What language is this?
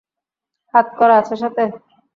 Bangla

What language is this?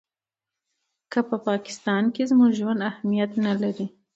Pashto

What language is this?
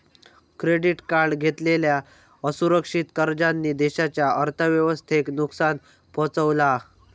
Marathi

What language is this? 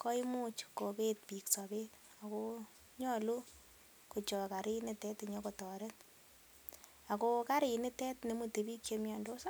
Kalenjin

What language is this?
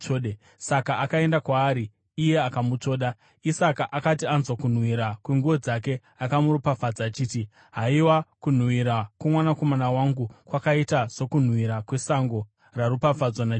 Shona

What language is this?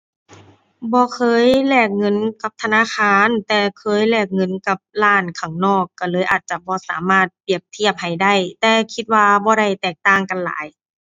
Thai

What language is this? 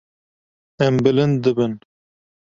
Kurdish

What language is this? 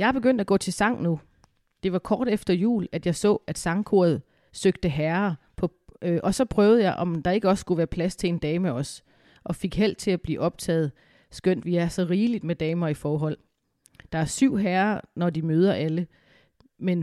Danish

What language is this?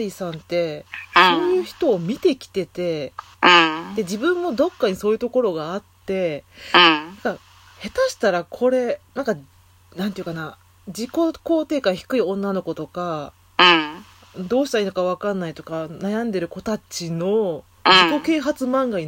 Japanese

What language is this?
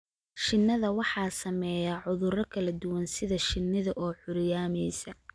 Somali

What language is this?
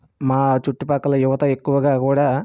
Telugu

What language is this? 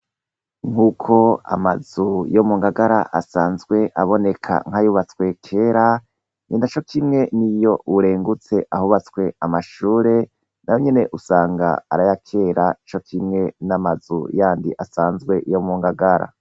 Rundi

